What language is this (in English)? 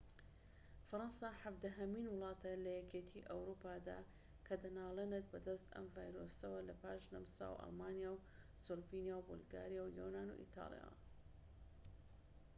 Central Kurdish